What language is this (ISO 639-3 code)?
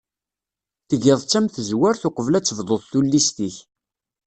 kab